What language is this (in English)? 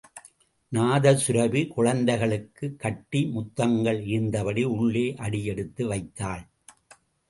Tamil